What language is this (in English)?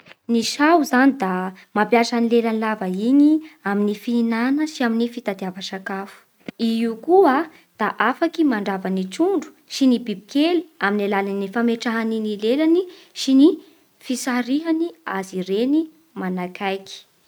Bara Malagasy